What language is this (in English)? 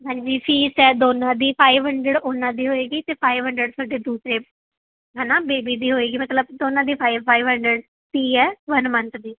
Punjabi